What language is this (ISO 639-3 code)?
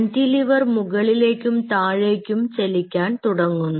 mal